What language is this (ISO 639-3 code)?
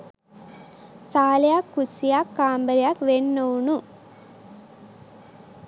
sin